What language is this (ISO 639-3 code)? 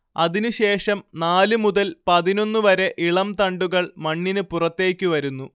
mal